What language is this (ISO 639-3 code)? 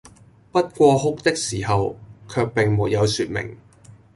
yue